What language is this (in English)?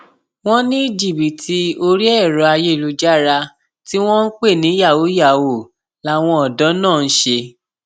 Yoruba